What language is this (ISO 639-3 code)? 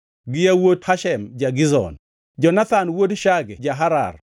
luo